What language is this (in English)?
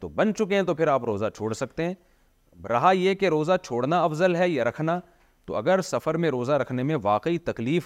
Urdu